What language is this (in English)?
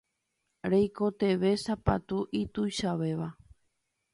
Guarani